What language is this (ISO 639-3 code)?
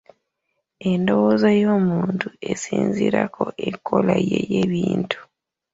lug